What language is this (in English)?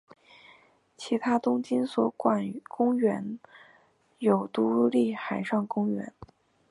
Chinese